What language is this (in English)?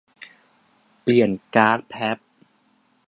Thai